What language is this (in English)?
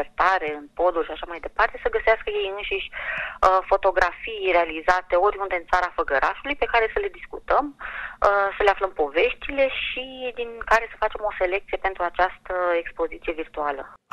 Romanian